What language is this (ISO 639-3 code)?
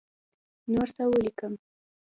pus